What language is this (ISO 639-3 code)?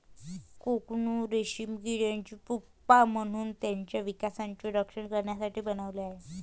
mar